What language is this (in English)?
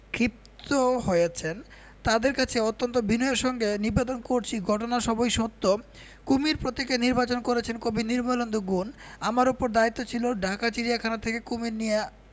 Bangla